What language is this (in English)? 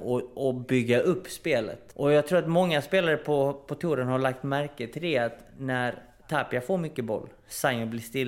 Swedish